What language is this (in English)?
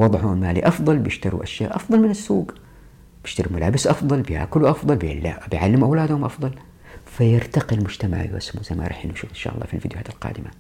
Arabic